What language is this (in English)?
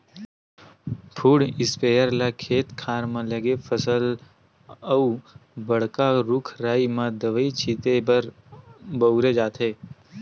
Chhattisgarhi